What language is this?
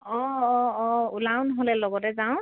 Assamese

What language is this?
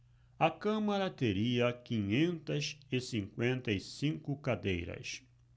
Portuguese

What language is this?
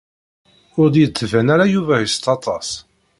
Kabyle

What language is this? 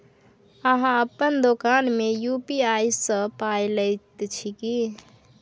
Maithili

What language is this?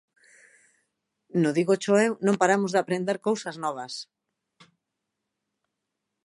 Galician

